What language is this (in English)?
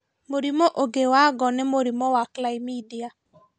Kikuyu